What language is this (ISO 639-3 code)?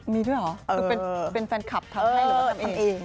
tha